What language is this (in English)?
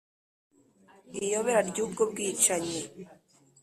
Kinyarwanda